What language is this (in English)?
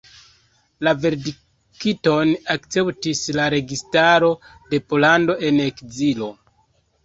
Esperanto